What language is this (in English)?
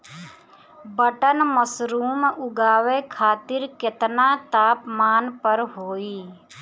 Bhojpuri